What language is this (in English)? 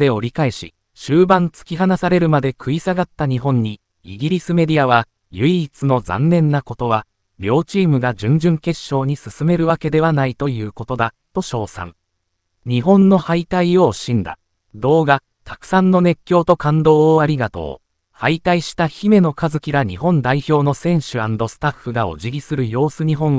Japanese